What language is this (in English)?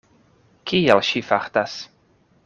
Esperanto